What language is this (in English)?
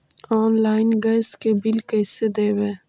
Magahi